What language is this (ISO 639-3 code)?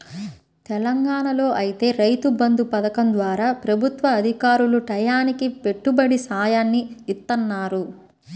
tel